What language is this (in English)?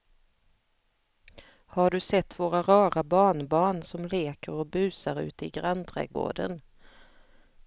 Swedish